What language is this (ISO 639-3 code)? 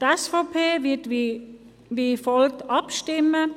gsw